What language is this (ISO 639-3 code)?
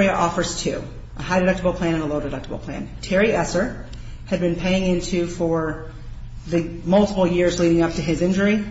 eng